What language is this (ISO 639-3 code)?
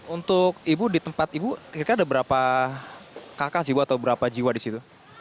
ind